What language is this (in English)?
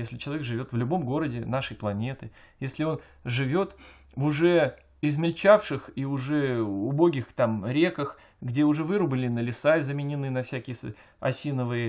Russian